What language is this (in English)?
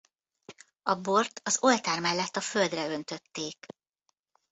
Hungarian